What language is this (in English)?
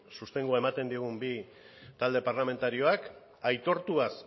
Basque